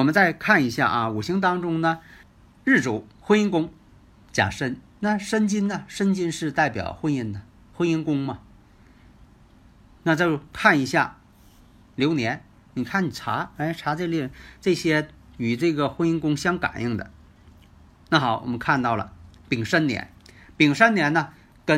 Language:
Chinese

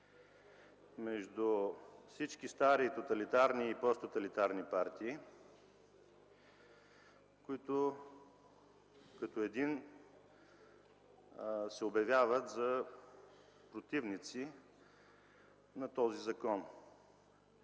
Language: Bulgarian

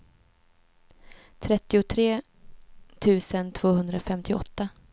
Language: Swedish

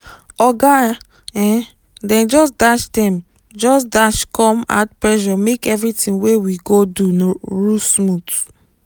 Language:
Nigerian Pidgin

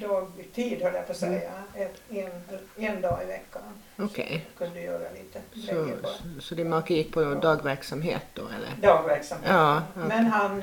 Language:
Swedish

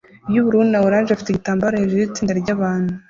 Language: Kinyarwanda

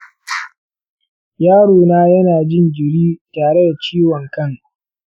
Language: Hausa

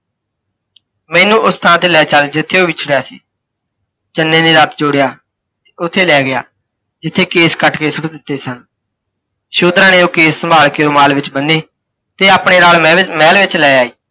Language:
Punjabi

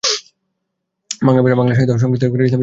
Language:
Bangla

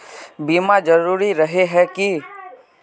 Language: Magahi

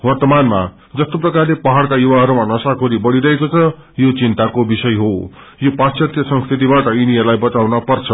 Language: Nepali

